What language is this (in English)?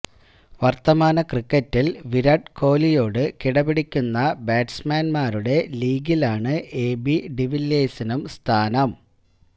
Malayalam